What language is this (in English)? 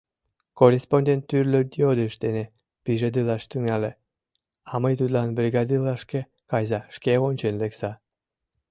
Mari